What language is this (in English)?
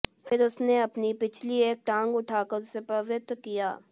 Hindi